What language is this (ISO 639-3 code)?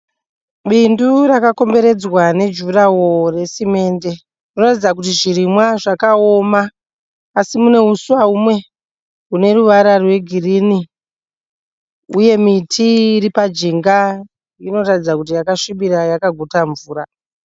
sna